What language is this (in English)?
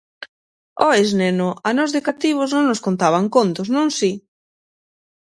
Galician